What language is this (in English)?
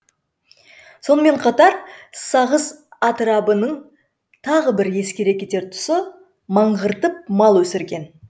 Kazakh